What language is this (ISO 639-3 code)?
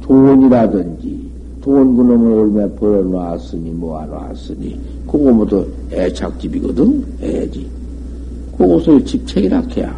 kor